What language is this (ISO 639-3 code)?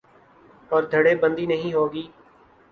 urd